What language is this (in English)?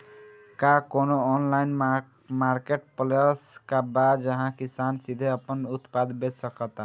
Bhojpuri